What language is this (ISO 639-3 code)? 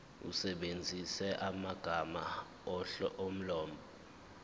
zul